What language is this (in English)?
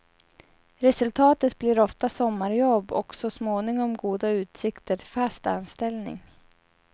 Swedish